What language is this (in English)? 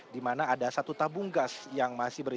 Indonesian